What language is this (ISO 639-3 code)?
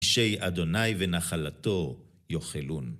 heb